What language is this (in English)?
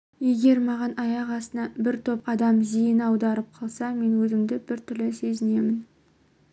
Kazakh